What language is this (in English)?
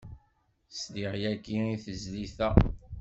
Kabyle